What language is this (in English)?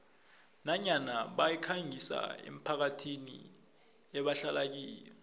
South Ndebele